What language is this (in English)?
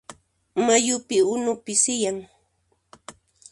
Puno Quechua